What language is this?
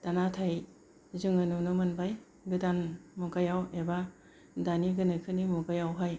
Bodo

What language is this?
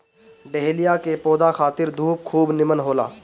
Bhojpuri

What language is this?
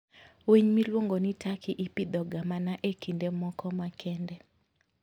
Luo (Kenya and Tanzania)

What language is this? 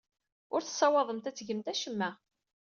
Kabyle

